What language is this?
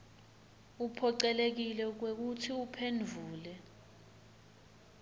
Swati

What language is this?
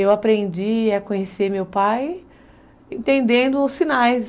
Portuguese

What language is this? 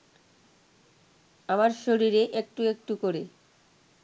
Bangla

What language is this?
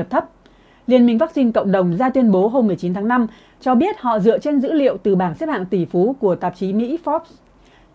Vietnamese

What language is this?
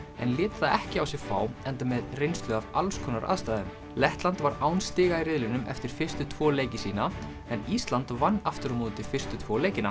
Icelandic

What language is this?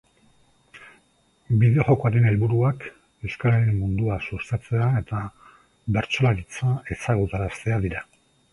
Basque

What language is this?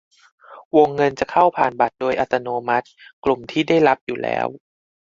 Thai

